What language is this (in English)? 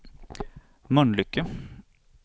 Swedish